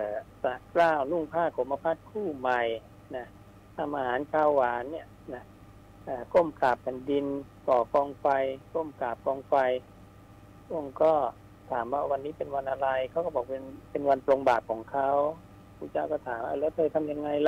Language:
Thai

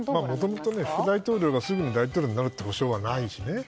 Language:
Japanese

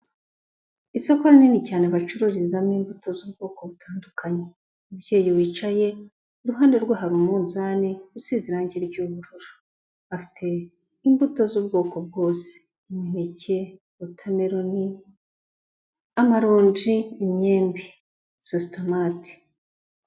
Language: Kinyarwanda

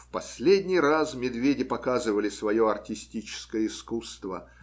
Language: Russian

